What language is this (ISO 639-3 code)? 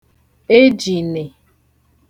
ibo